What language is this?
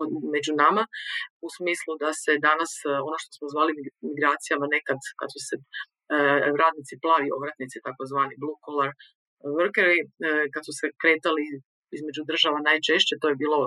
Croatian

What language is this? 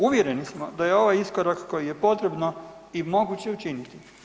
Croatian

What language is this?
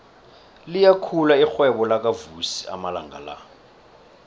South Ndebele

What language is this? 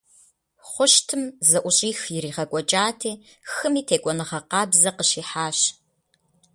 Kabardian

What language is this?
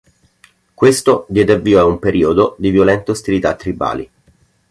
Italian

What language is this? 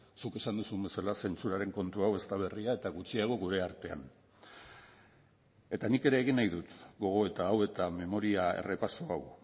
Basque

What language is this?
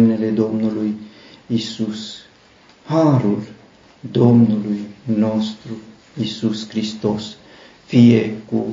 Romanian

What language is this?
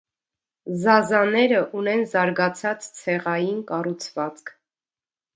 Armenian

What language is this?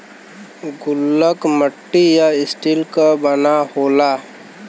Bhojpuri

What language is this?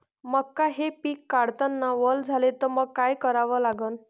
Marathi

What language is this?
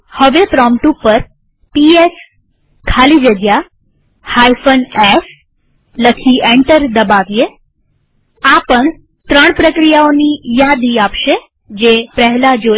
Gujarati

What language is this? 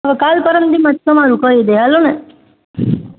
Gujarati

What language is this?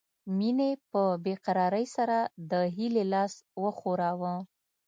Pashto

